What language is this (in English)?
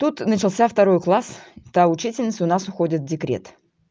Russian